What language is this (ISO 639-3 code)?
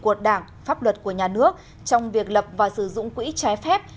vie